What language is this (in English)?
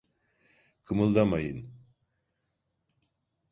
Turkish